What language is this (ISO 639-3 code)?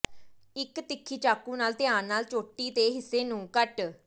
pan